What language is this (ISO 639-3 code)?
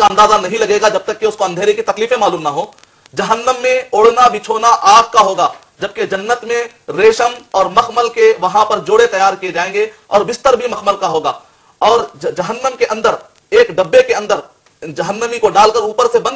ara